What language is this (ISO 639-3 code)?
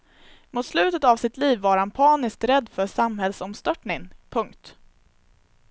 swe